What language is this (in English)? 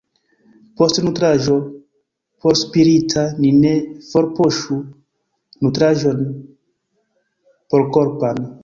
Esperanto